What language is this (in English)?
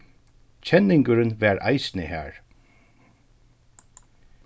Faroese